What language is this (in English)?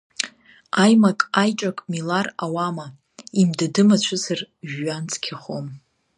Abkhazian